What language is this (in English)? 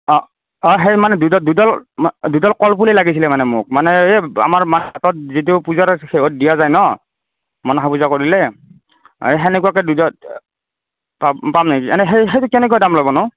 Assamese